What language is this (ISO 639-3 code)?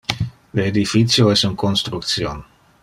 ina